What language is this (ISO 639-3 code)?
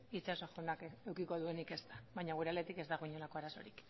eus